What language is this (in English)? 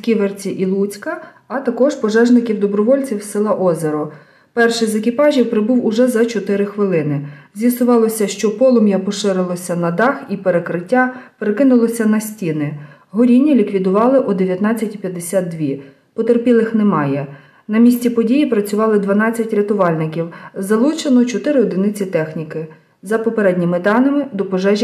Ukrainian